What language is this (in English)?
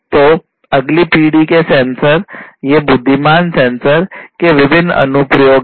Hindi